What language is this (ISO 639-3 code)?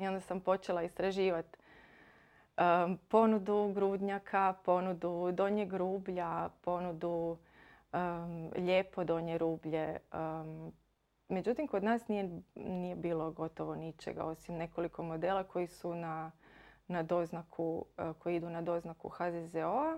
hrv